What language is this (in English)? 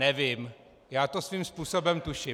Czech